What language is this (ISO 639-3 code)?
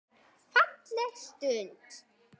isl